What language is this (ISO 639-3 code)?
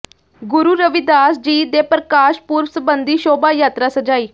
pan